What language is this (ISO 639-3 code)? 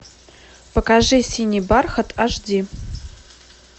rus